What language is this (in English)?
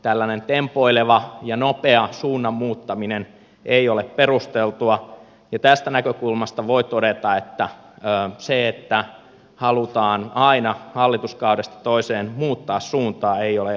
Finnish